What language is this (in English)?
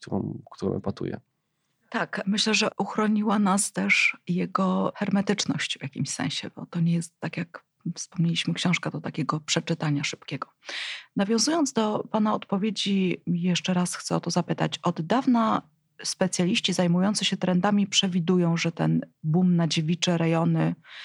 Polish